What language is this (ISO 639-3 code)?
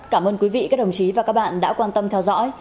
vie